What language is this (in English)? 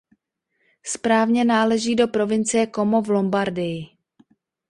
Czech